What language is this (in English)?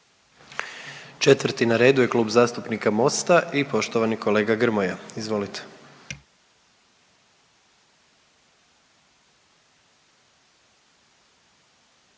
Croatian